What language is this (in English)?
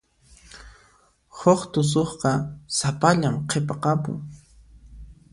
Puno Quechua